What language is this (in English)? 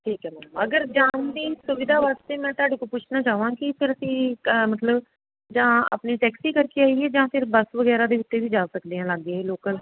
Punjabi